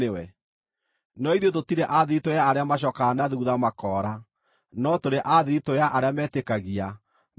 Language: Kikuyu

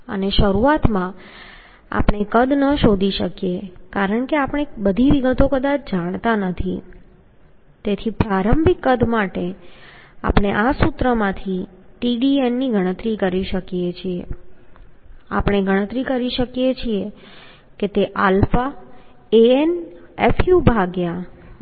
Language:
Gujarati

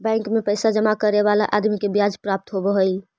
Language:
Magahi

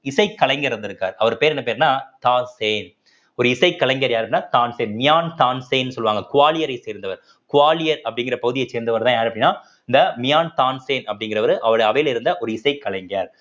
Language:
Tamil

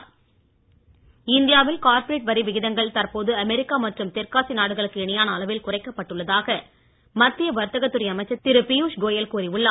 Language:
Tamil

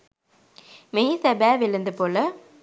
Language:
Sinhala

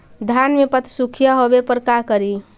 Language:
Magahi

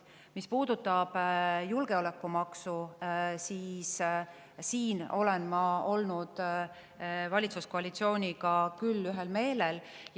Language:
Estonian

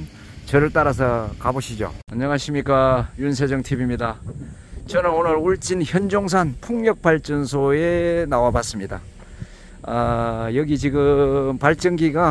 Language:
Korean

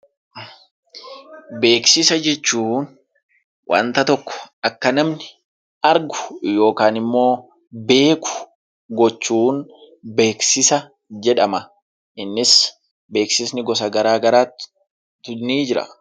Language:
Oromo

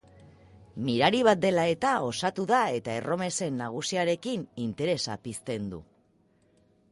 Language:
Basque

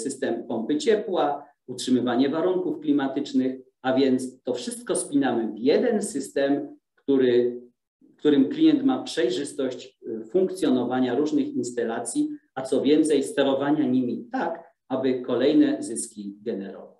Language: Polish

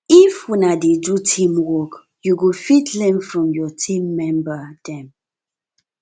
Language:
Nigerian Pidgin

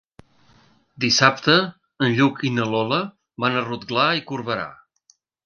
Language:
Catalan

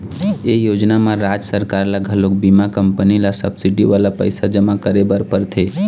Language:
Chhattisgarhi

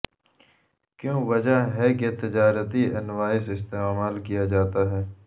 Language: Urdu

